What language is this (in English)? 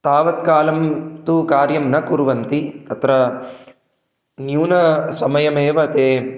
Sanskrit